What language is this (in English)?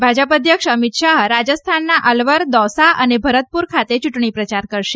Gujarati